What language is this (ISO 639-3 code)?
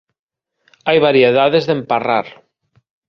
glg